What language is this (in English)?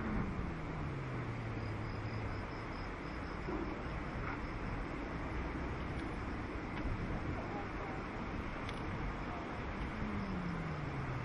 Hebrew